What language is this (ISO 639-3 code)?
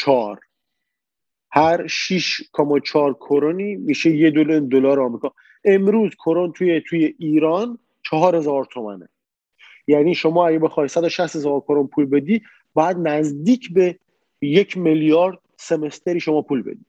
fas